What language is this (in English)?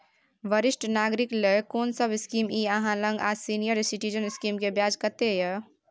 Maithili